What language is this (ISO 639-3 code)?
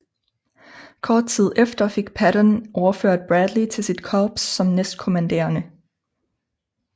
dan